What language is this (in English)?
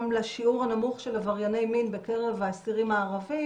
Hebrew